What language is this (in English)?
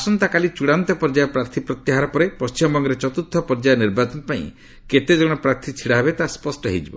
Odia